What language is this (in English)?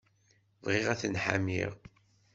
Kabyle